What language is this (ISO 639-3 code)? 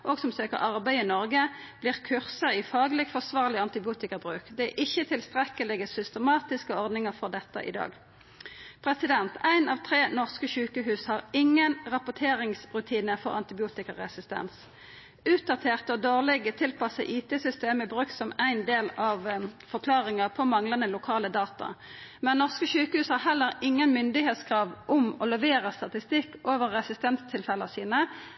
nno